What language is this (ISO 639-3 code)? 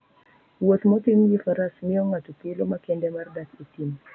luo